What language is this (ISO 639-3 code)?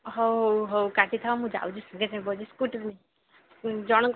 ori